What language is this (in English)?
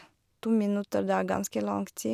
Norwegian